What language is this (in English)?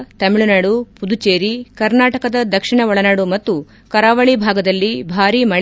Kannada